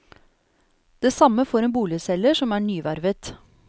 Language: Norwegian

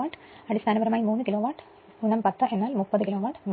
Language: Malayalam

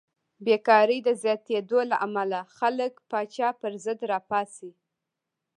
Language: Pashto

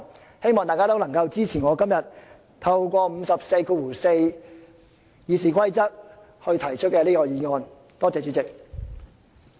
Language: Cantonese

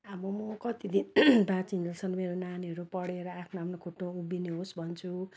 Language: Nepali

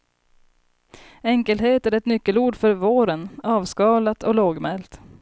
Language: Swedish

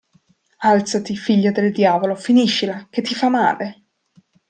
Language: Italian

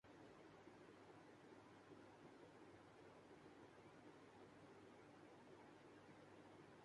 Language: Urdu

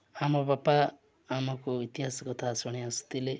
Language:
Odia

